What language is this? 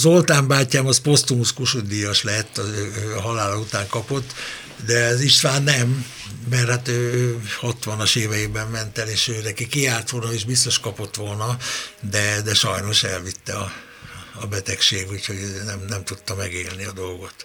Hungarian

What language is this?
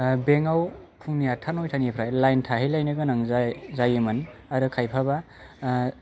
Bodo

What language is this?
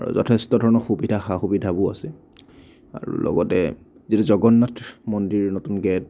Assamese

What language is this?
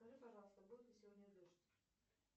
Russian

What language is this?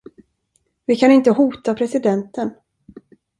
Swedish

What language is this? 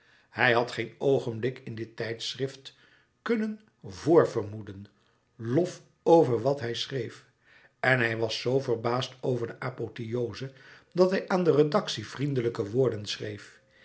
Dutch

